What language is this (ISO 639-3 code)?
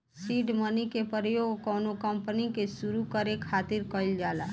bho